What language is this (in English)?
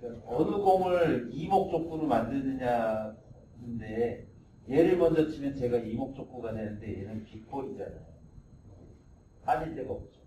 Korean